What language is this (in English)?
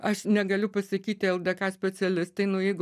Lithuanian